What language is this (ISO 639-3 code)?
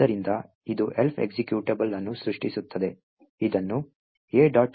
kan